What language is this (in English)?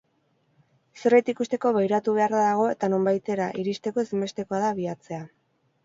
Basque